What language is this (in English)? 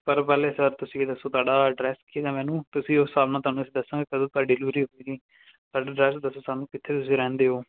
Punjabi